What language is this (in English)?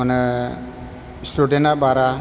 Bodo